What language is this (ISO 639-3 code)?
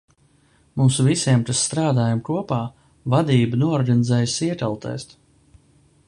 lav